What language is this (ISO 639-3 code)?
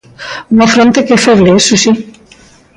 glg